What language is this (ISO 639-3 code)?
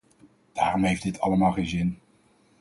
nld